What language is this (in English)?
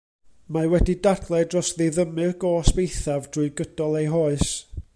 Welsh